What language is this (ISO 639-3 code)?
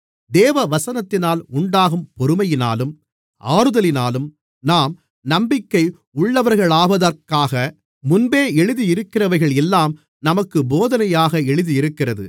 tam